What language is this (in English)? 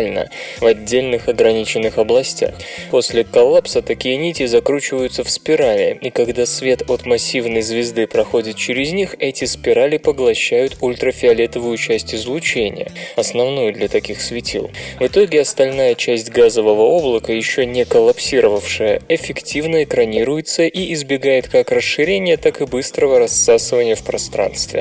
Russian